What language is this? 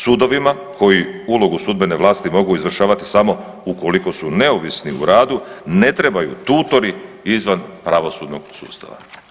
Croatian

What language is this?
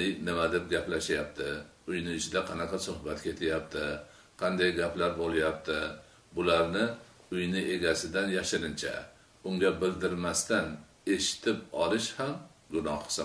Turkish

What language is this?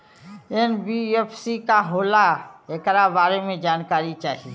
Bhojpuri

